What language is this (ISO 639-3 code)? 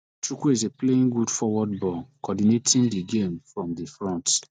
pcm